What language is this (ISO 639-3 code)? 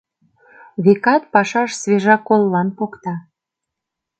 chm